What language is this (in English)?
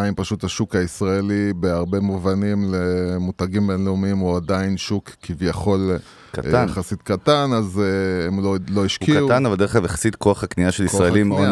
Hebrew